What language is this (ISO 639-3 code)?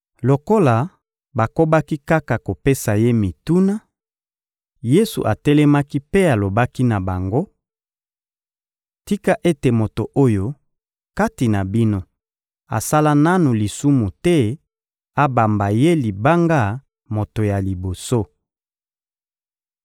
lin